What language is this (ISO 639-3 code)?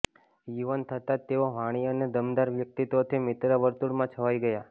guj